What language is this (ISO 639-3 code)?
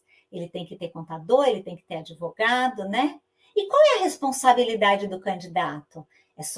por